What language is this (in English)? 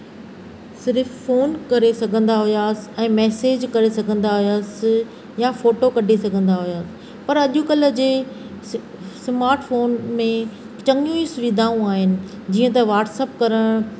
Sindhi